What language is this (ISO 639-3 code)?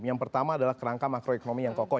ind